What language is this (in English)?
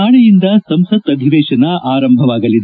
Kannada